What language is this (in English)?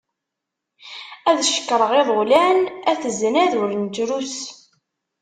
Kabyle